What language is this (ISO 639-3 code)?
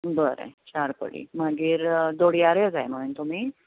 kok